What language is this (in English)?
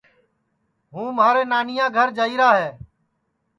Sansi